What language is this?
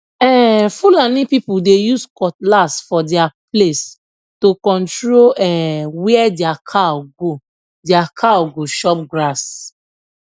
Nigerian Pidgin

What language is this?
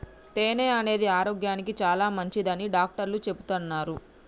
Telugu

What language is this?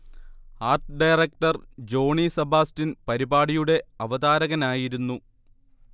Malayalam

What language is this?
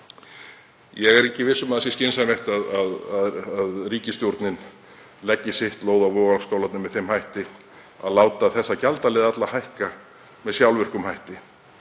Icelandic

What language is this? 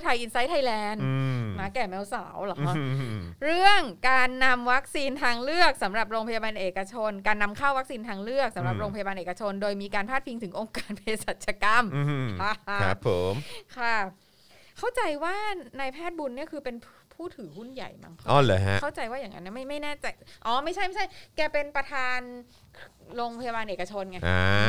Thai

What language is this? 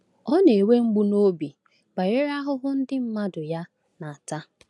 Igbo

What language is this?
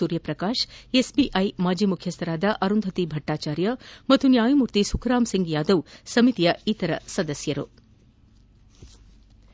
Kannada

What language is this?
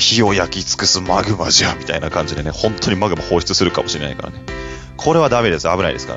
Japanese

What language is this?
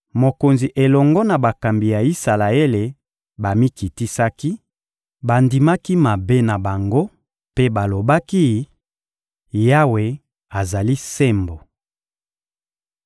Lingala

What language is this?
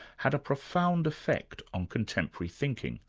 English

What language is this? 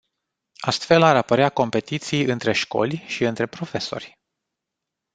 Romanian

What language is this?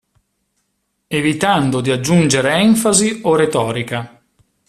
Italian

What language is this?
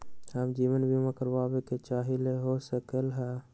Magahi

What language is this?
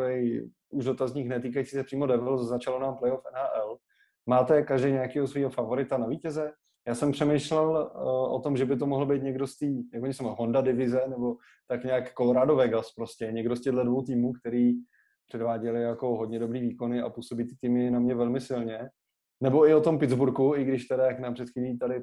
Czech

